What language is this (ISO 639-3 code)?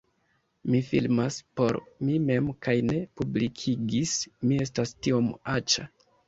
epo